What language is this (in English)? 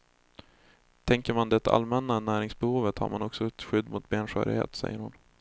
Swedish